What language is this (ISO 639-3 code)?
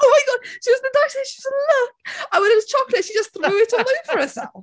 cym